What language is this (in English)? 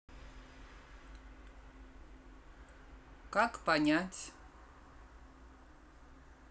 Russian